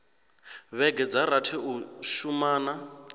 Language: Venda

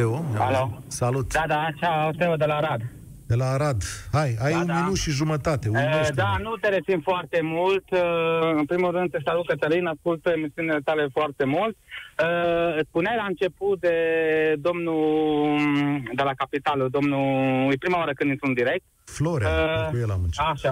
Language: Romanian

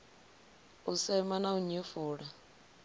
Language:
Venda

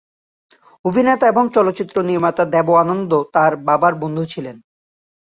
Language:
Bangla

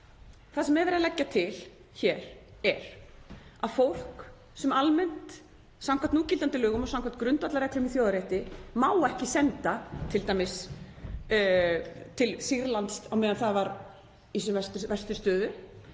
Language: Icelandic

